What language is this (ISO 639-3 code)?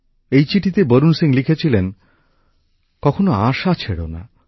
ben